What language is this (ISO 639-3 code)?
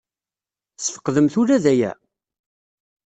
kab